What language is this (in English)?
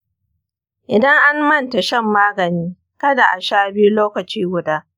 Hausa